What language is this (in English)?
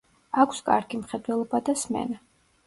Georgian